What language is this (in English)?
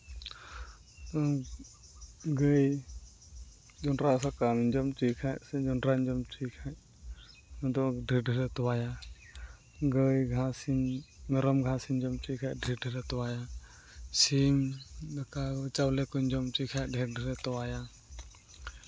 Santali